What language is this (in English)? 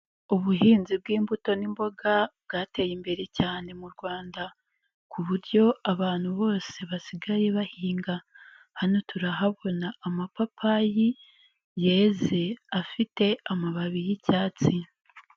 Kinyarwanda